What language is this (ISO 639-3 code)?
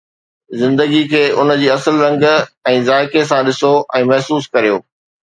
snd